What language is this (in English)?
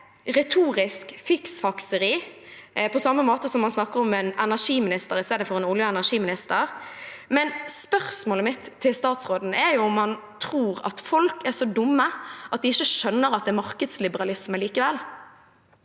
Norwegian